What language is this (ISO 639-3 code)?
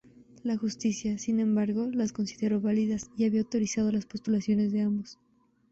spa